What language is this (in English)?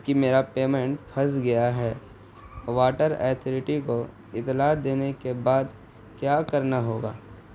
Urdu